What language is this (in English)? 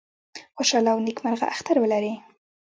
Pashto